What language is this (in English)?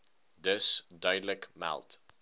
Afrikaans